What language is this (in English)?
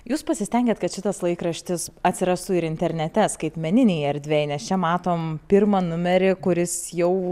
Lithuanian